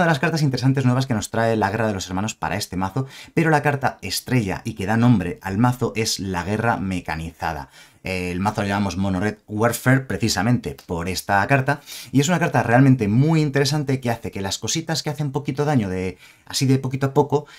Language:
Spanish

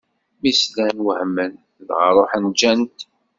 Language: Kabyle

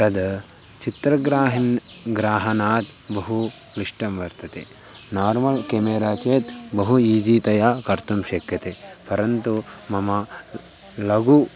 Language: Sanskrit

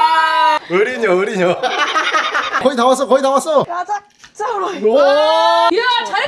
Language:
Korean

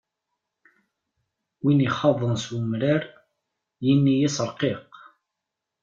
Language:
Kabyle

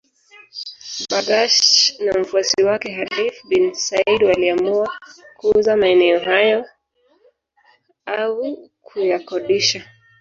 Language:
Swahili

